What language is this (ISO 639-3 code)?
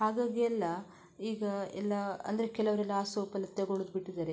kan